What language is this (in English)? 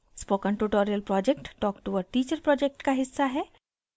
Hindi